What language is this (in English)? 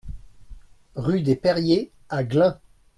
French